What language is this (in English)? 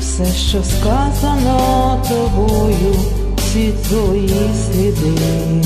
Ukrainian